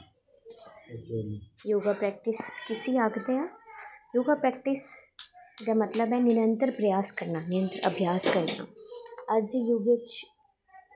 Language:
Dogri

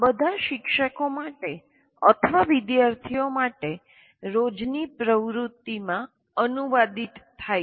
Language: Gujarati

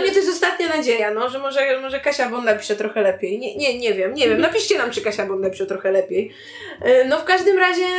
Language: Polish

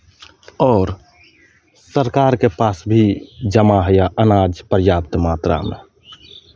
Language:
Maithili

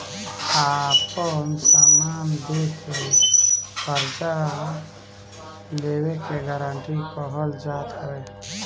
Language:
Bhojpuri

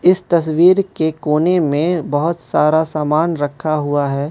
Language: Hindi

